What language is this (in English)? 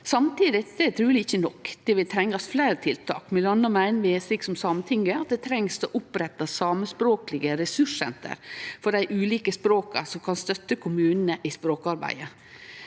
Norwegian